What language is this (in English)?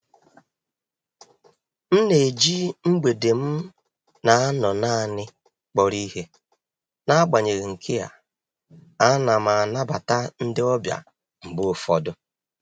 Igbo